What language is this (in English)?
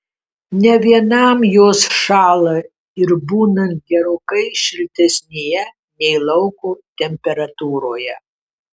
Lithuanian